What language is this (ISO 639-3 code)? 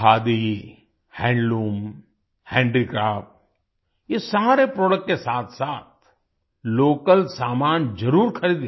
hin